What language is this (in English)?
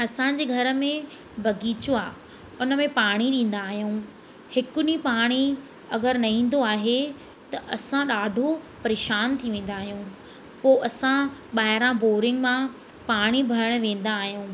Sindhi